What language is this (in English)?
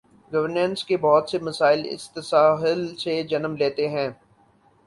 Urdu